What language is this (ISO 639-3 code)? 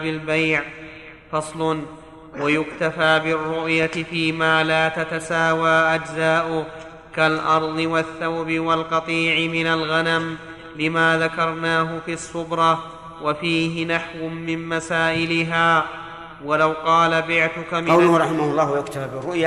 ara